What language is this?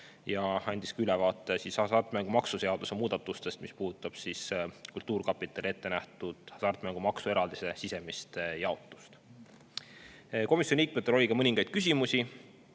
Estonian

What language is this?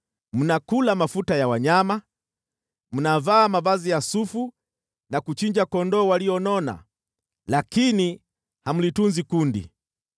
Swahili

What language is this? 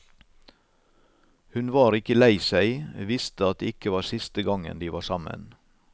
Norwegian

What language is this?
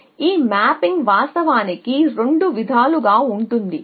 Telugu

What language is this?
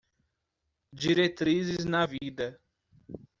Portuguese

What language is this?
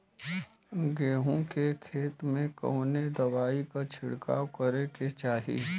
Bhojpuri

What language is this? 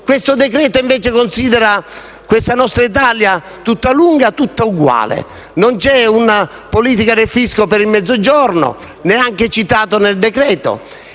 Italian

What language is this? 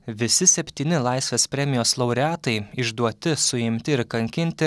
Lithuanian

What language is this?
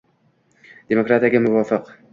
Uzbek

